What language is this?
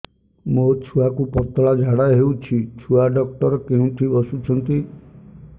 Odia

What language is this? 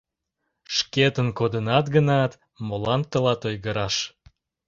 Mari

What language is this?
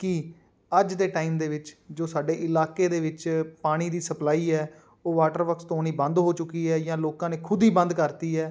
Punjabi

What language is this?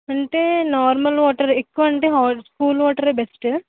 Telugu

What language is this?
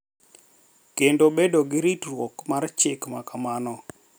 Luo (Kenya and Tanzania)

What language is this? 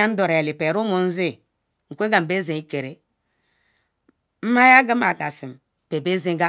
Ikwere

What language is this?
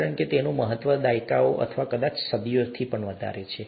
Gujarati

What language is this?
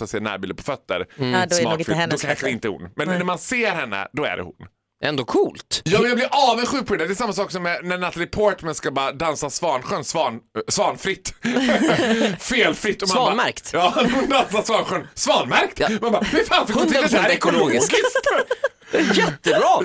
Swedish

